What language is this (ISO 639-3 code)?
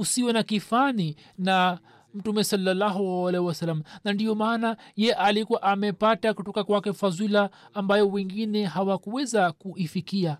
swa